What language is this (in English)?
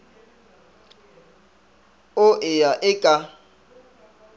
Northern Sotho